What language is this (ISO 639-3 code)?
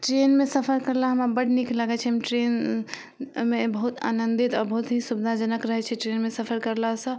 mai